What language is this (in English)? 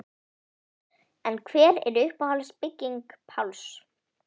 Icelandic